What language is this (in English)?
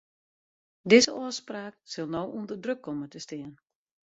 Western Frisian